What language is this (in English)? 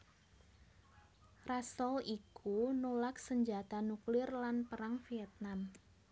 Javanese